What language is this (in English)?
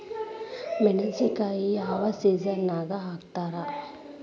Kannada